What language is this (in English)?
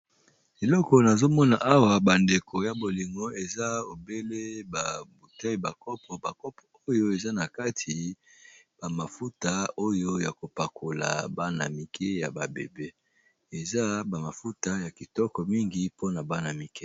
Lingala